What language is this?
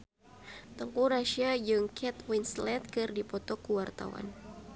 Sundanese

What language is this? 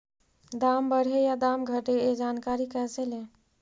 Magahi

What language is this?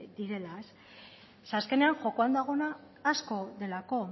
Basque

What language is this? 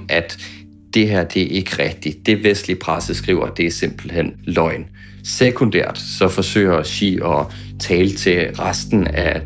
Danish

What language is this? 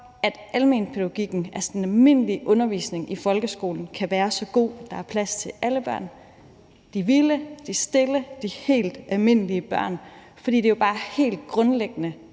Danish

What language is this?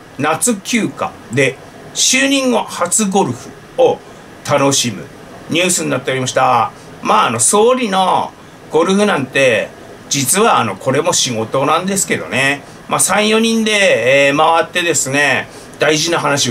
Japanese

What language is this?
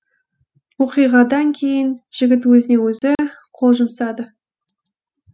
Kazakh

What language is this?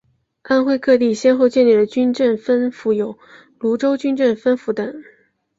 Chinese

